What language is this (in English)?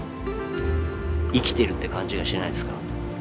Japanese